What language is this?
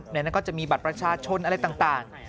Thai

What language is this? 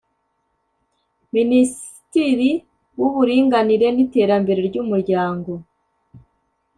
Kinyarwanda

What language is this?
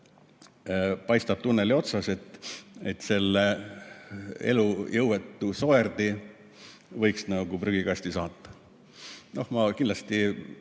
Estonian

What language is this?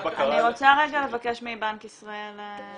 Hebrew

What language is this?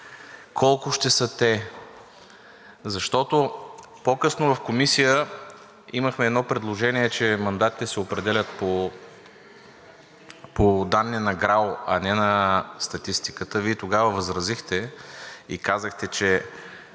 Bulgarian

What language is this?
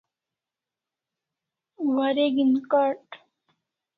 Kalasha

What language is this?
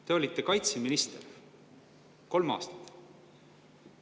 Estonian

